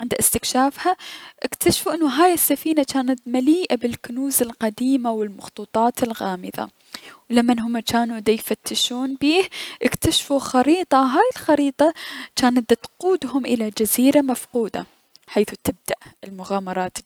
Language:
Mesopotamian Arabic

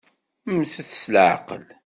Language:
Kabyle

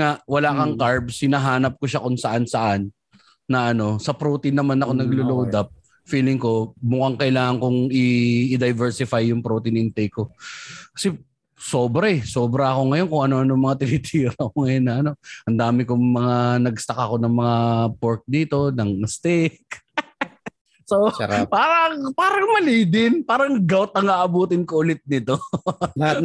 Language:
Filipino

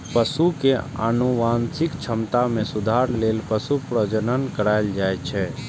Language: Maithili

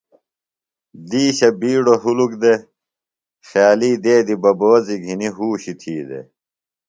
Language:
Phalura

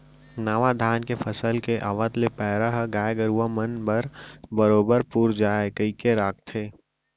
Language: Chhattisgarhi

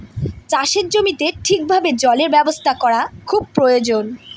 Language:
Bangla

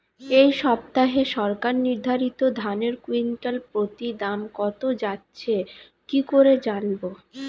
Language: Bangla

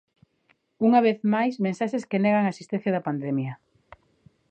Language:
Galician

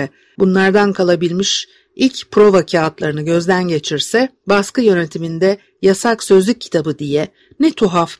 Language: Turkish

